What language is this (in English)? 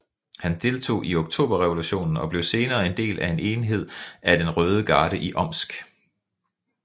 Danish